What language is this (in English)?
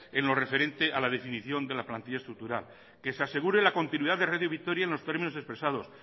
Spanish